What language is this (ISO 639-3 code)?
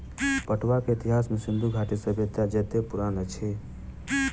mai